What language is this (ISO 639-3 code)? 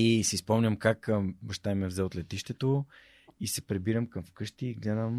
bul